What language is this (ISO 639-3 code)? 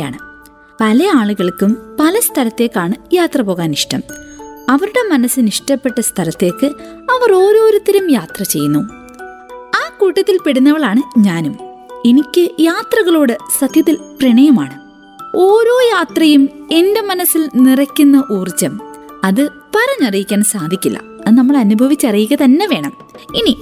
mal